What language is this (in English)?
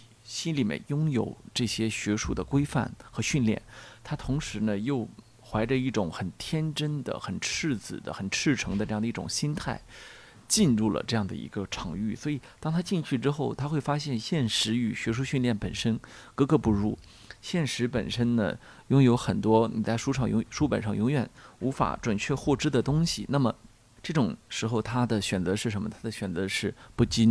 Chinese